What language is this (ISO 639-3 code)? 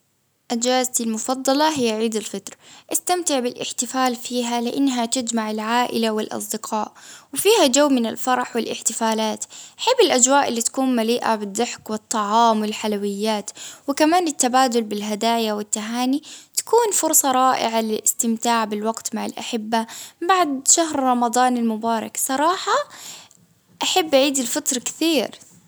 abv